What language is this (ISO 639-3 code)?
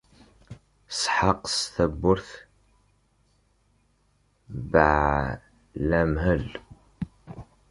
kab